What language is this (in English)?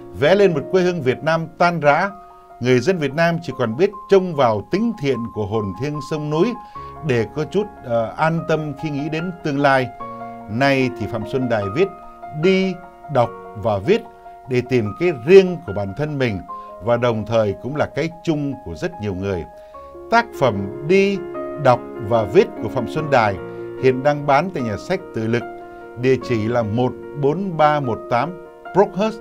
Vietnamese